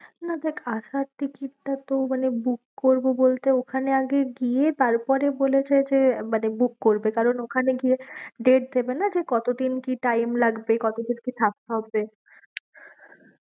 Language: Bangla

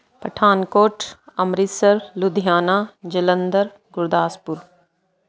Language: Punjabi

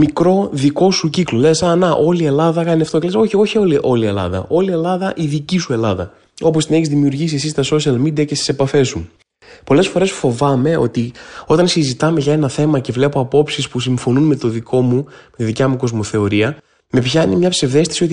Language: Greek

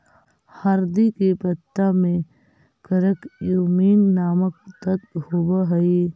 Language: Magahi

